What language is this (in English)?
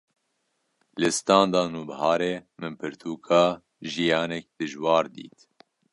Kurdish